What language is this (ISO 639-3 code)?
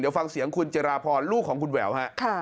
tha